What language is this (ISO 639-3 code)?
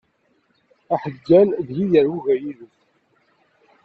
kab